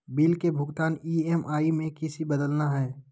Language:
Magahi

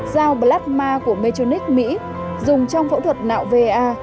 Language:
Vietnamese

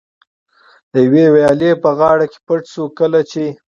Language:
Pashto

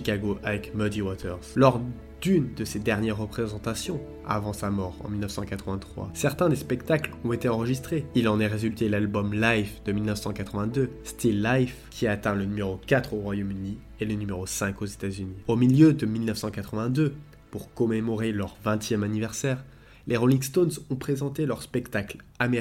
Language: French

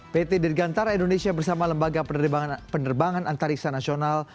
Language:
Indonesian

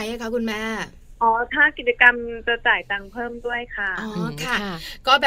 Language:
Thai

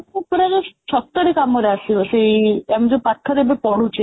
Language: Odia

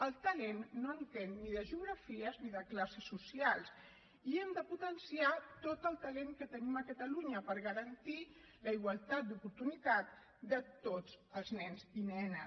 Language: Catalan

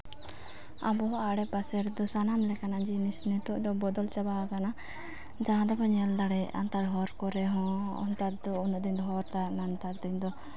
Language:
Santali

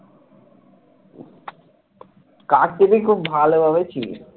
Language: Bangla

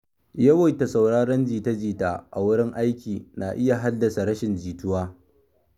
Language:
Hausa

